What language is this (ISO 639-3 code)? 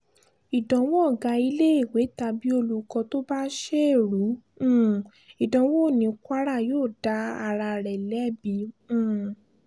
yor